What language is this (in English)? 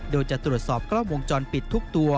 Thai